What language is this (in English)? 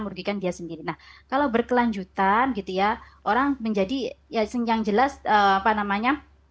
Indonesian